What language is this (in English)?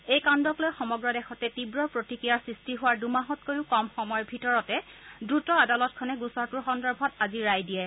Assamese